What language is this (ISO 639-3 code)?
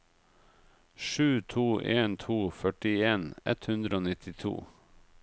nor